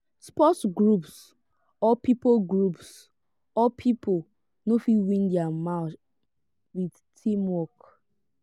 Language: Nigerian Pidgin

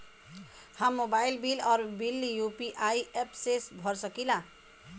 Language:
Bhojpuri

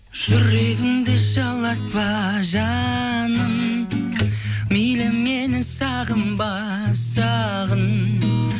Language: Kazakh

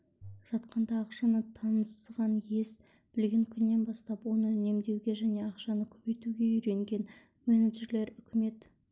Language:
Kazakh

